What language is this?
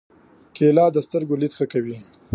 Pashto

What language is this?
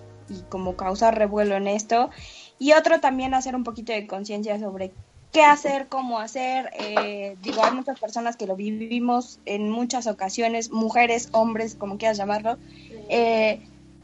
Spanish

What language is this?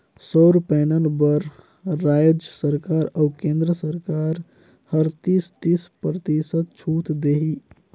Chhattisgarhi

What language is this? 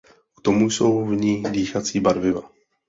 Czech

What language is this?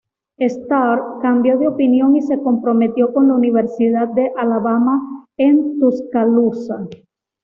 Spanish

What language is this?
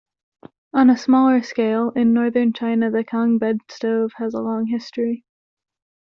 English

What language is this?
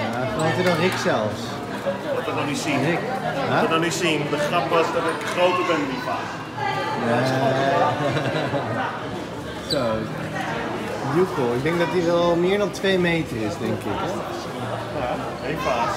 Dutch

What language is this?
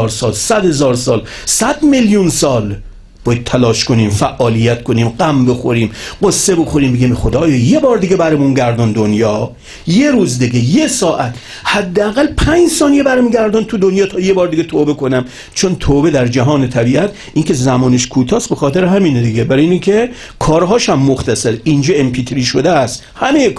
Persian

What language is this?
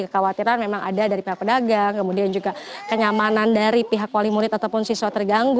Indonesian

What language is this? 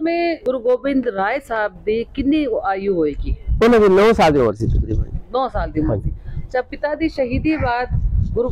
Punjabi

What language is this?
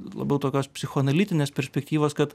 Lithuanian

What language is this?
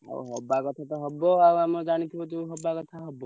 Odia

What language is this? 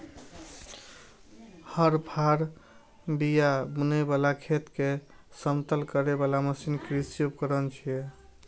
Maithili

